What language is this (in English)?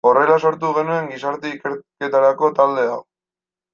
Basque